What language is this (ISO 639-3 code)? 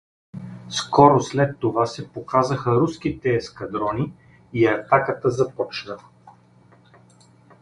bul